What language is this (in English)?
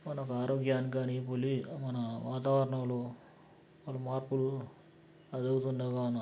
Telugu